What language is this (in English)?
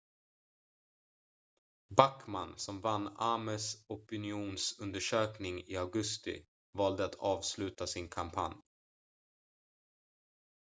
Swedish